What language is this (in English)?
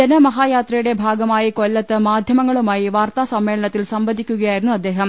Malayalam